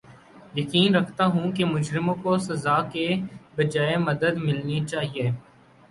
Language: Urdu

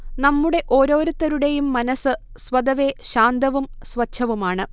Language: Malayalam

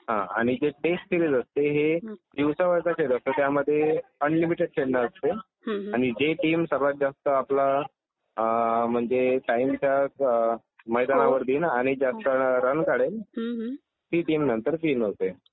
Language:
Marathi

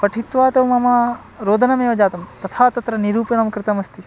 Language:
Sanskrit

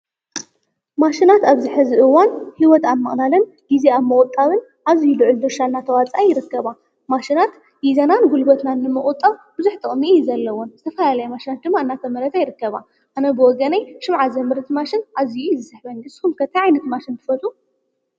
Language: Tigrinya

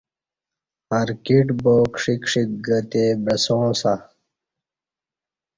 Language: Kati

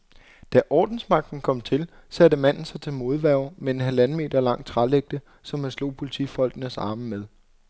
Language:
Danish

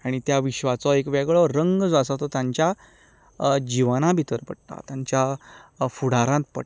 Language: Konkani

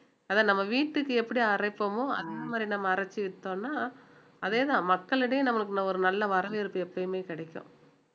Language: Tamil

